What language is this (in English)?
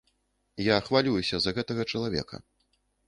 Belarusian